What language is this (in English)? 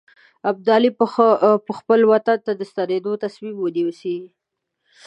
Pashto